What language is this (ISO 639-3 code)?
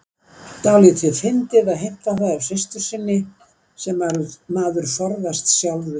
isl